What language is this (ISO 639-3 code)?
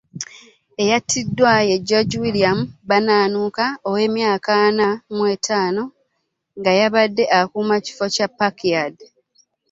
lug